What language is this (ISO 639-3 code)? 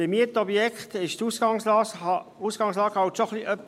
gsw